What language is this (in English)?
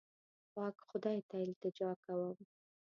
Pashto